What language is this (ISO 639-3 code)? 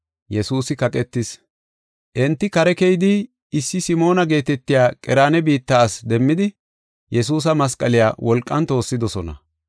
gof